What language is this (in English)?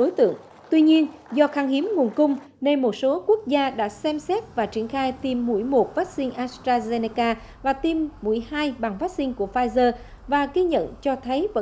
Vietnamese